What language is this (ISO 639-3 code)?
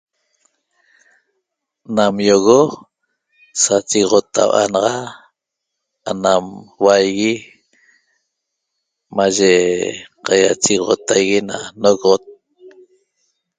tob